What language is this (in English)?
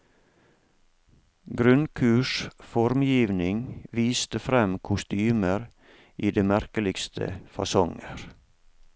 Norwegian